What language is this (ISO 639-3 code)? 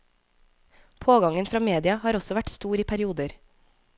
nor